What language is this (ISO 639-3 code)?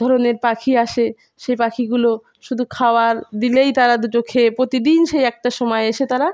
ben